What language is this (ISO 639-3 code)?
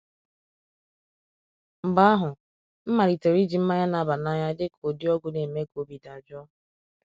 ibo